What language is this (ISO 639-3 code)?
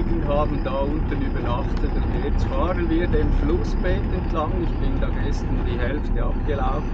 deu